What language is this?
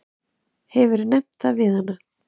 Icelandic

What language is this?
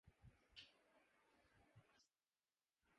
Urdu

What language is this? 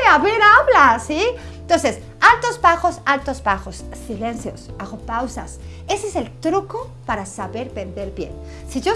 Spanish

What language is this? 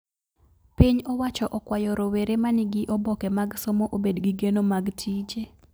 Luo (Kenya and Tanzania)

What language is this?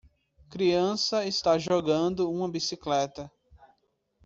Portuguese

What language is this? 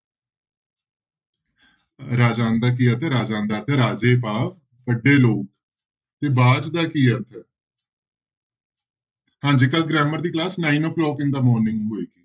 Punjabi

